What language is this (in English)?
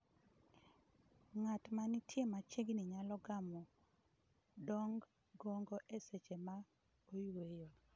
Luo (Kenya and Tanzania)